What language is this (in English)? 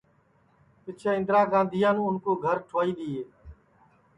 Sansi